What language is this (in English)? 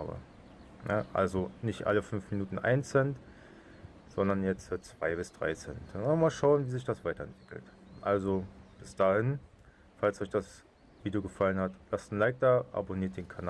German